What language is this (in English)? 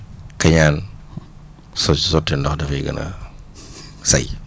Wolof